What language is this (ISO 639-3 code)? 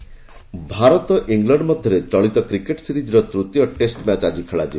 ori